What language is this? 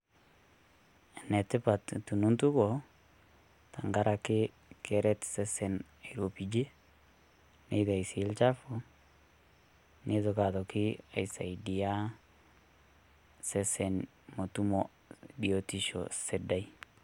Masai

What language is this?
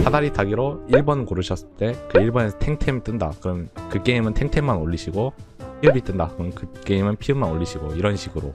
Korean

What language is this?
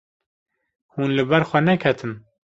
Kurdish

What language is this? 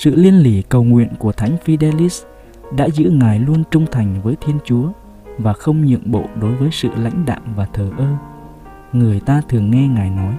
Vietnamese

